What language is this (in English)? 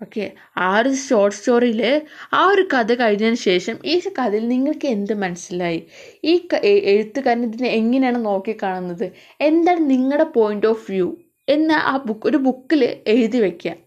Malayalam